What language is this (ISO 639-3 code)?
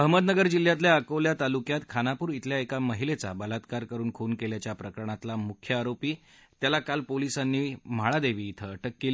mar